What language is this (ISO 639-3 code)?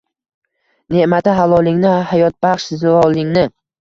uzb